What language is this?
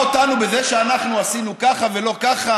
Hebrew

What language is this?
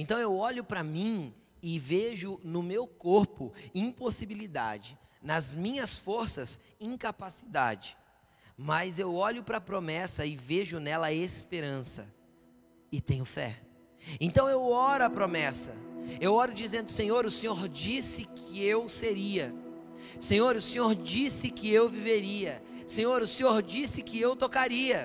Portuguese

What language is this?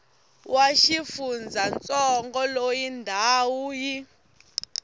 Tsonga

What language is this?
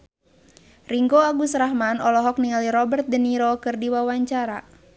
Sundanese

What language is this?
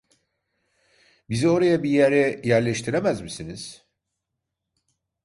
Turkish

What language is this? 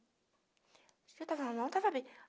Portuguese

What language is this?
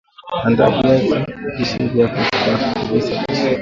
Swahili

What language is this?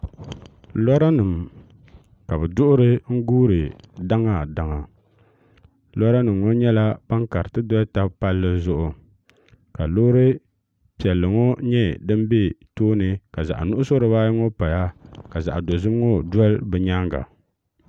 Dagbani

